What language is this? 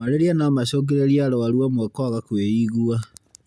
Kikuyu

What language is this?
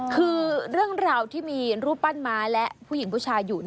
Thai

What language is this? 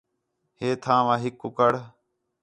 Khetrani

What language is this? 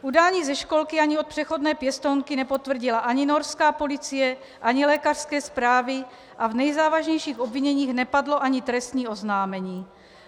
Czech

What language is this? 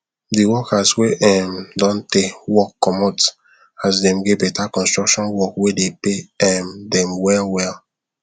Nigerian Pidgin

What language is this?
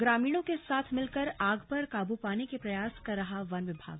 Hindi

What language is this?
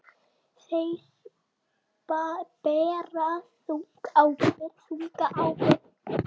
Icelandic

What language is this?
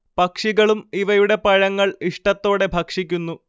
Malayalam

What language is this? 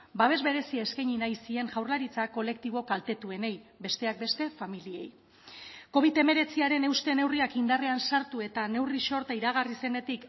Basque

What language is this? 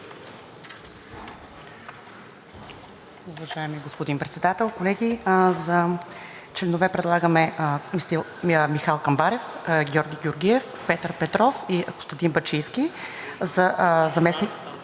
Bulgarian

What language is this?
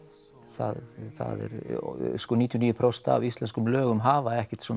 Icelandic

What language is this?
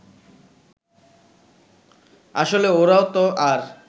Bangla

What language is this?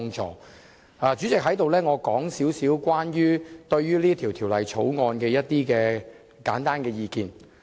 Cantonese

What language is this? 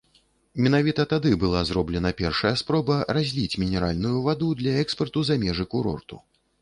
Belarusian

